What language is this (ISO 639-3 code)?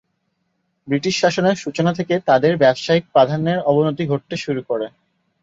ben